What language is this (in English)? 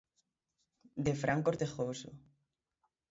Galician